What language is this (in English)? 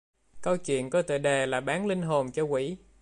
Vietnamese